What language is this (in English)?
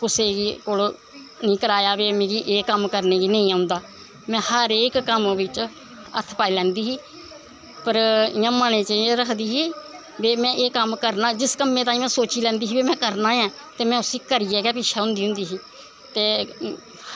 Dogri